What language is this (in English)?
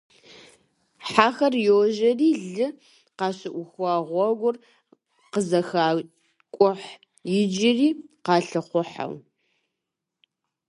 Kabardian